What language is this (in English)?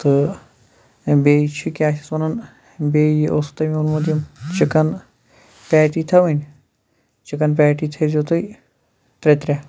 Kashmiri